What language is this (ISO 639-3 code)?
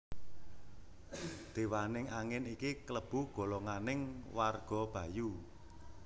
jav